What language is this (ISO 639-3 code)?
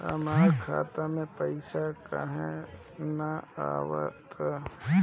bho